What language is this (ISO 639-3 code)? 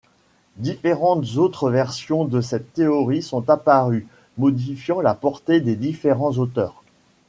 fra